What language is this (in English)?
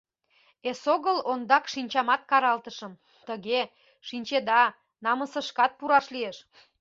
Mari